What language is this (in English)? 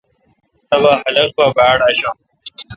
Kalkoti